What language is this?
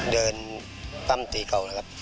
Thai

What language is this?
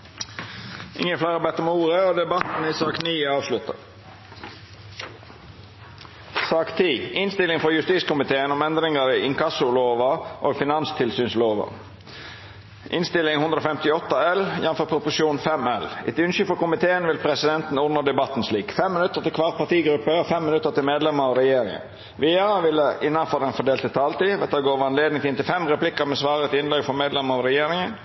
Norwegian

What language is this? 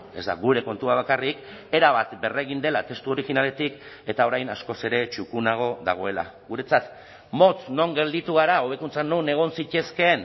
Basque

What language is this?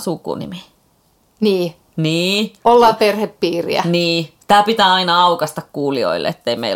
Finnish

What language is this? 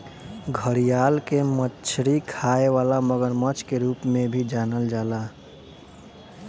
Bhojpuri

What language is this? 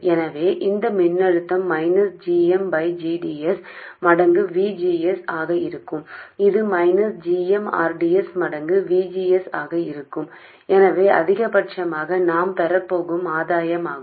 Tamil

